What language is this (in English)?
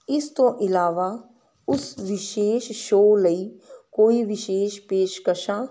Punjabi